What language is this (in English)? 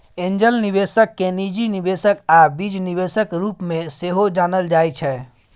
Maithili